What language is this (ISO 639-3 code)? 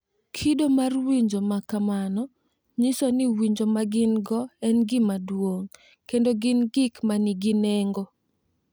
luo